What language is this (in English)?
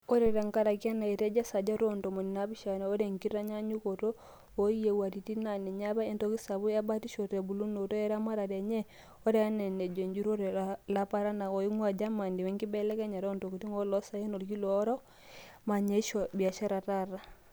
Masai